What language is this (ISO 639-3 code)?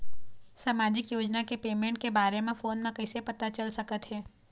hne